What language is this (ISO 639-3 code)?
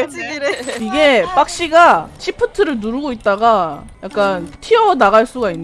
kor